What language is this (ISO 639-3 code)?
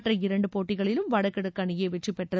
tam